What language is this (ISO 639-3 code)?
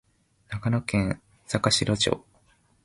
jpn